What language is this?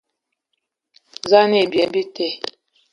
Ewondo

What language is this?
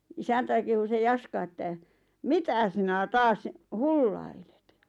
Finnish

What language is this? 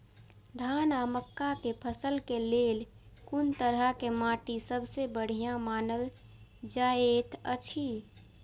Maithili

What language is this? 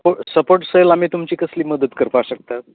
Konkani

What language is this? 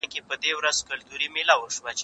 Pashto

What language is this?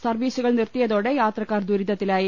Malayalam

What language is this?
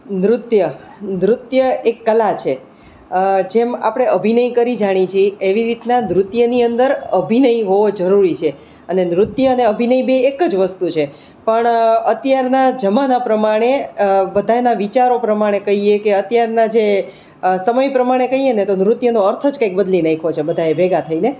Gujarati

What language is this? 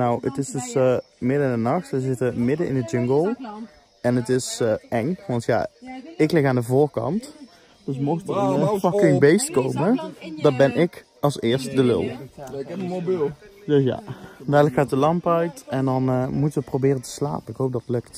Dutch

